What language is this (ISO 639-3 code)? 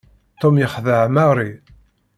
kab